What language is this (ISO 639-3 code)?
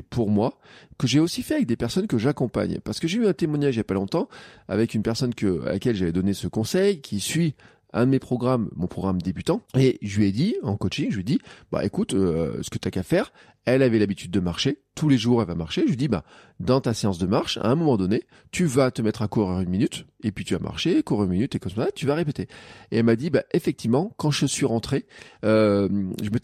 fra